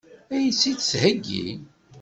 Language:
Kabyle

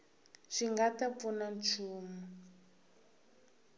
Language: Tsonga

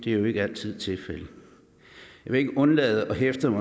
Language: Danish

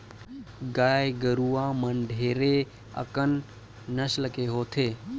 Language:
Chhattisgarhi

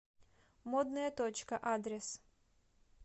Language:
Russian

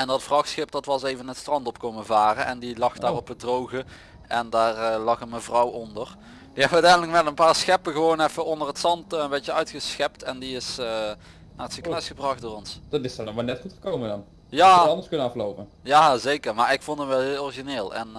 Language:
Dutch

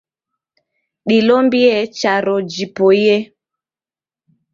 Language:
Taita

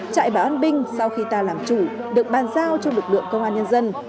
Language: Vietnamese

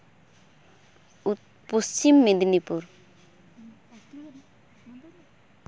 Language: Santali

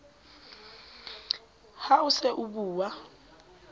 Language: Southern Sotho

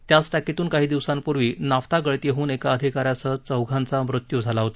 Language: Marathi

